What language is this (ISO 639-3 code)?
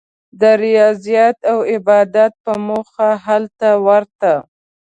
pus